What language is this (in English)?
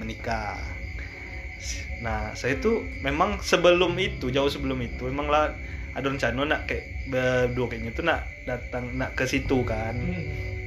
Indonesian